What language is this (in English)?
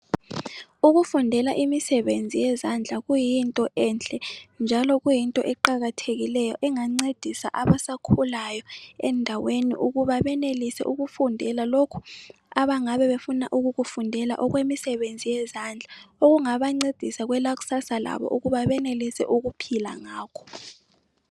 North Ndebele